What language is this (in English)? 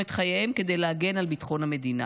Hebrew